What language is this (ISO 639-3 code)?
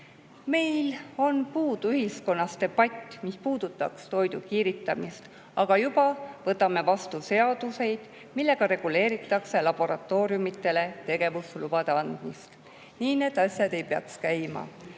est